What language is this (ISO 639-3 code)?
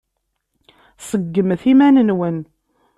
kab